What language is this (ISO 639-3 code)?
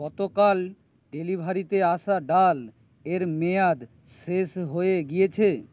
ben